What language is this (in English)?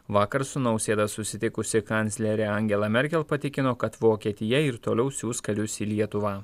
Lithuanian